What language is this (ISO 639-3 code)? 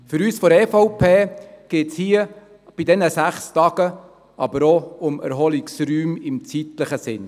gsw